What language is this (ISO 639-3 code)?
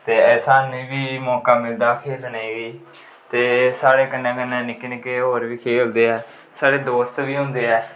doi